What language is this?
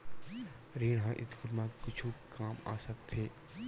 Chhattisgarhi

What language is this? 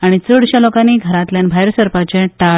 Konkani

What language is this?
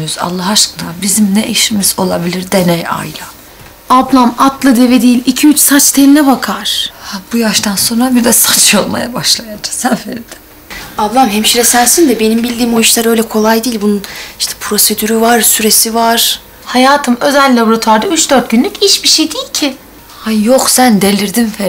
Turkish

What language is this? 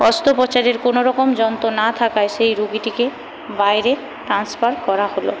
Bangla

